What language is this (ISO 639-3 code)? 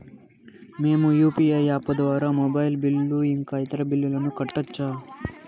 tel